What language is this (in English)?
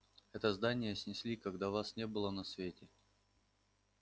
Russian